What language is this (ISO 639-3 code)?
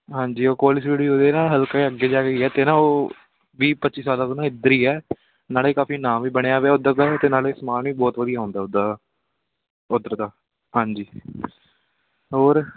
pan